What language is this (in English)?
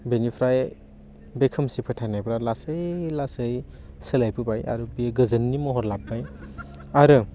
Bodo